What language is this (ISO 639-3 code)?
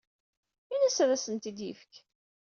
kab